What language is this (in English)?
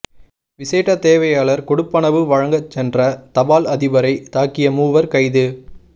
Tamil